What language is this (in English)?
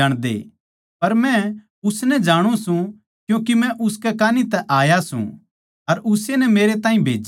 Haryanvi